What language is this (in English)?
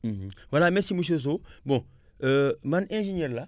Wolof